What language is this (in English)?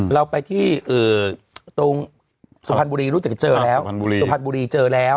Thai